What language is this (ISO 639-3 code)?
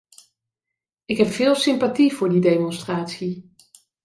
nld